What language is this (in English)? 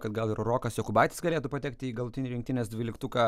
Lithuanian